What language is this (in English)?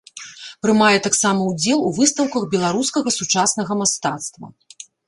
Belarusian